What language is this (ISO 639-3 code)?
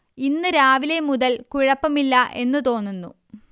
mal